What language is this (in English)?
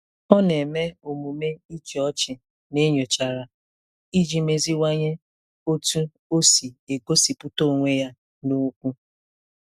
Igbo